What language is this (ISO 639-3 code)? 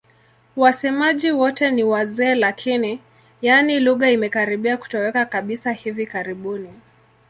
swa